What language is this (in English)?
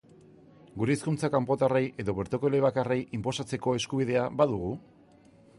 Basque